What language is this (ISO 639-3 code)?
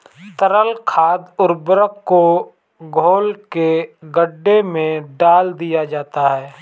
hin